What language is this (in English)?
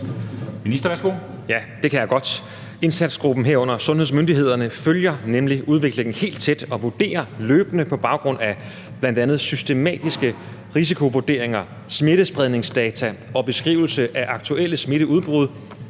Danish